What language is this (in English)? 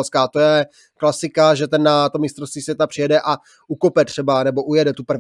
Czech